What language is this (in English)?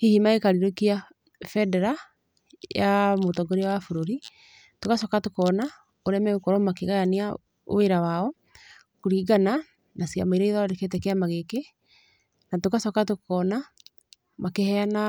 Kikuyu